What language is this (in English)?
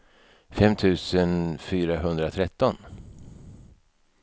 Swedish